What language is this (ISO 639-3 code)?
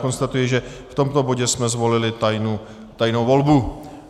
ces